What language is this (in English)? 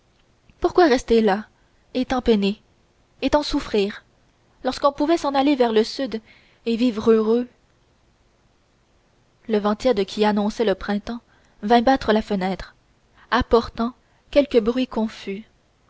French